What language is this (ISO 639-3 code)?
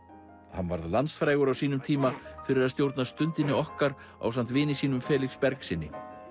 isl